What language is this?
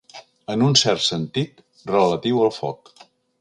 Catalan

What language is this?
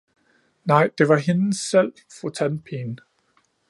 Danish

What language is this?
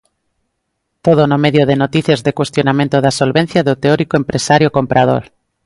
Galician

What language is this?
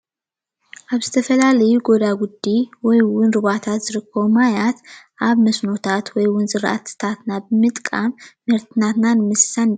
Tigrinya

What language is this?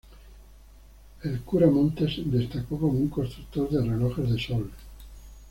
Spanish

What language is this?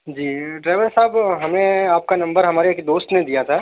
Urdu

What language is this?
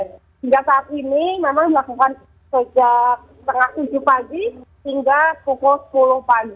Indonesian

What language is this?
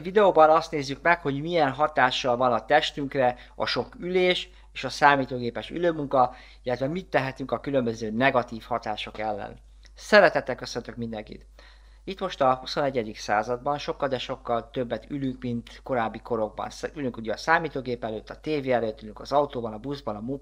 Hungarian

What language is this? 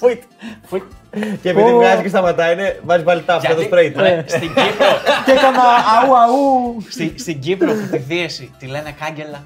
Greek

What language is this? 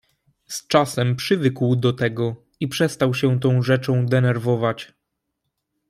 Polish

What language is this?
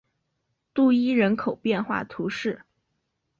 Chinese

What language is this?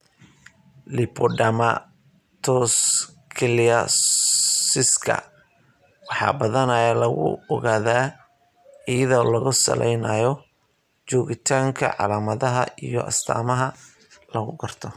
Somali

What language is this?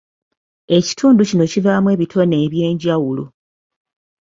Ganda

